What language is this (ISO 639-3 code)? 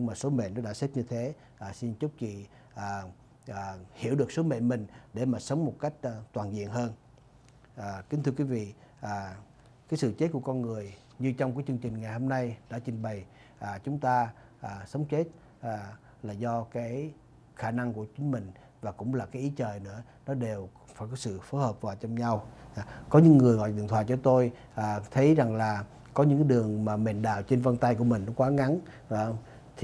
vie